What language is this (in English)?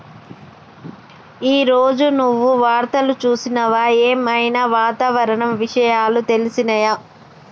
Telugu